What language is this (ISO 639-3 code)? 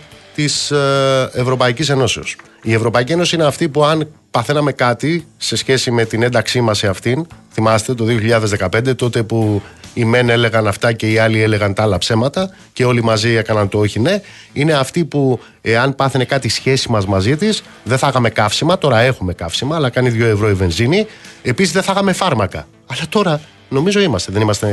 ell